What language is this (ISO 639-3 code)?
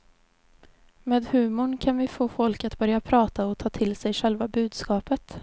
swe